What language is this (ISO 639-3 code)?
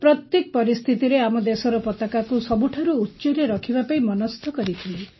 ori